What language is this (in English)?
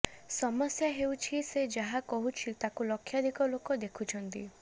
Odia